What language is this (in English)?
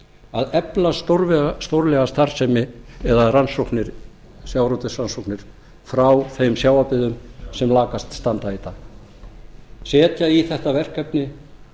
Icelandic